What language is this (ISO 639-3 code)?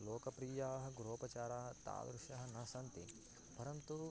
san